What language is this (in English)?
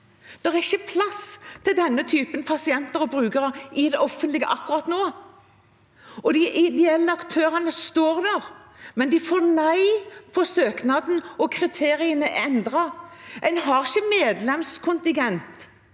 Norwegian